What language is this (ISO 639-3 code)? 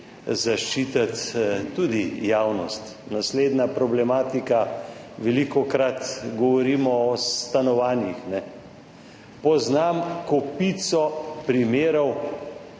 slv